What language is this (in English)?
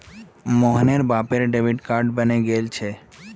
Magahi